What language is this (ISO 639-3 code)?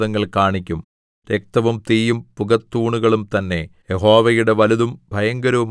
mal